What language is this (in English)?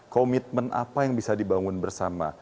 Indonesian